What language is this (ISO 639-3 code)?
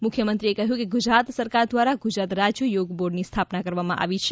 guj